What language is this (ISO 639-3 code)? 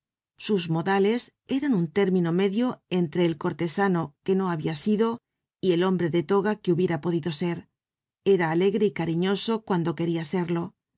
spa